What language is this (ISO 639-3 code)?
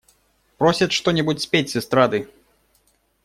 rus